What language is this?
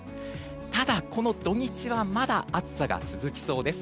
Japanese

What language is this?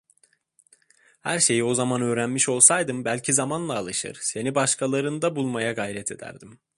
Turkish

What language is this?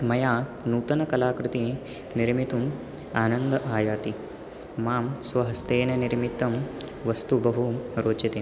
Sanskrit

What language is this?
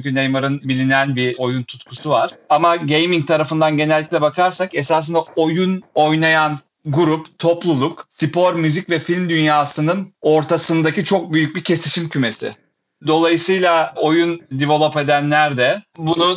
Turkish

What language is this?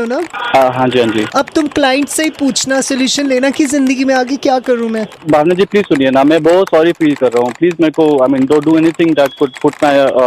Hindi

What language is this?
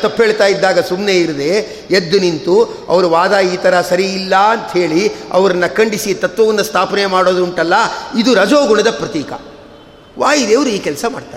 Kannada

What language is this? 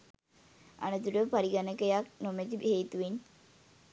Sinhala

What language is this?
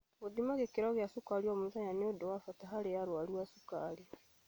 Kikuyu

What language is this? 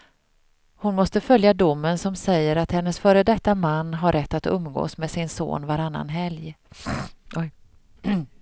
Swedish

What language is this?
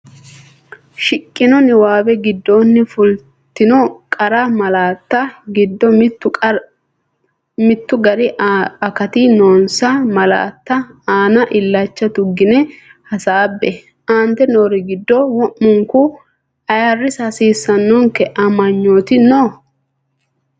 Sidamo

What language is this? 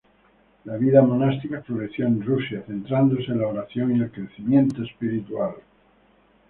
Spanish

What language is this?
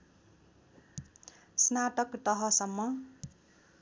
Nepali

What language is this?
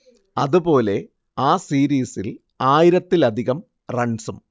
Malayalam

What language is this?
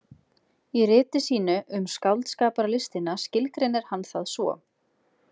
Icelandic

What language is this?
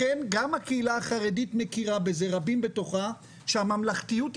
Hebrew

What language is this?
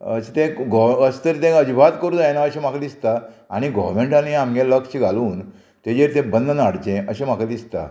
Konkani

